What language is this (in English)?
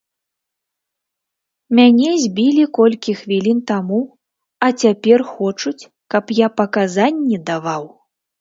Belarusian